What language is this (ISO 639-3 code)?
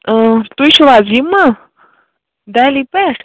kas